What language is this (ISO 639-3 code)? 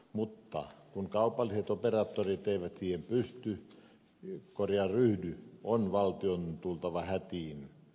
fin